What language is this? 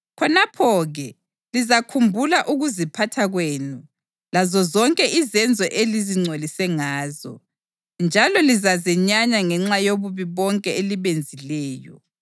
North Ndebele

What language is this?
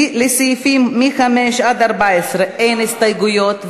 Hebrew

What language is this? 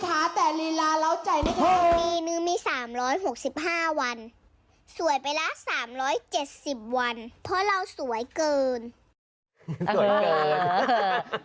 Thai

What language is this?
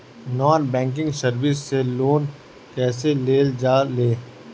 Bhojpuri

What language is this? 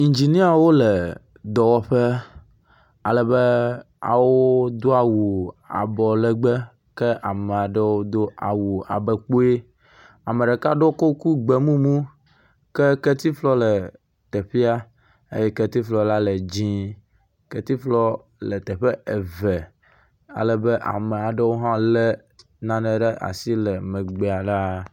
Ewe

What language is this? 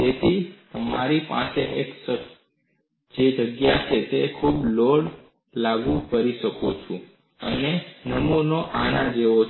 Gujarati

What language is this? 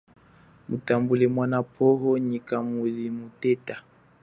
Chokwe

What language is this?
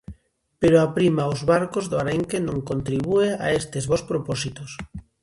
Galician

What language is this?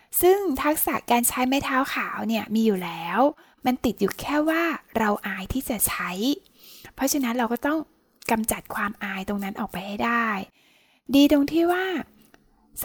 Thai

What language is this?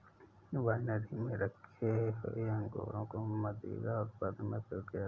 Hindi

